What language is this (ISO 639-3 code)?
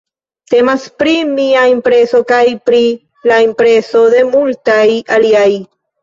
epo